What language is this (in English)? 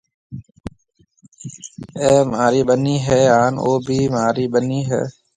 Marwari (Pakistan)